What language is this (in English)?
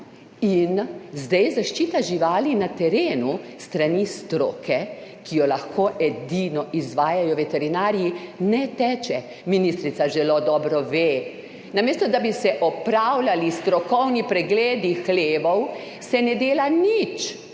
Slovenian